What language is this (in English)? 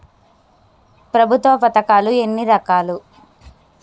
Telugu